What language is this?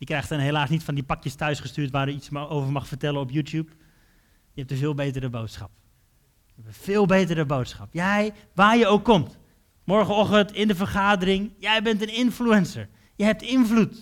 Dutch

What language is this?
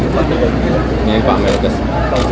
Indonesian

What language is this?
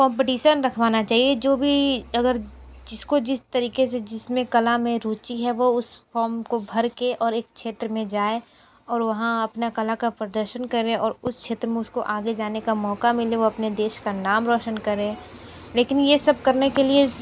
Hindi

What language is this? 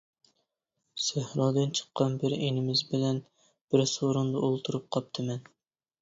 Uyghur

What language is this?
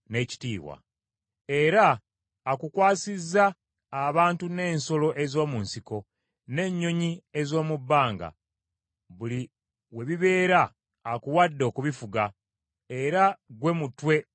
Ganda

